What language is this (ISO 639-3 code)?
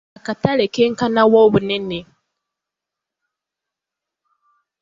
lug